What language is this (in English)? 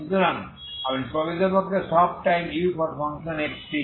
Bangla